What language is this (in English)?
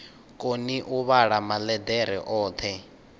Venda